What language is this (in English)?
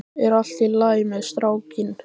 Icelandic